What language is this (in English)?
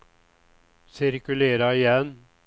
Swedish